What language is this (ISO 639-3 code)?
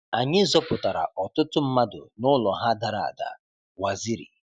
ibo